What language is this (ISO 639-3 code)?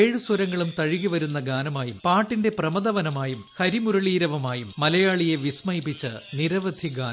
mal